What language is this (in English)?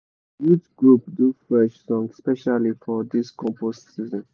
Nigerian Pidgin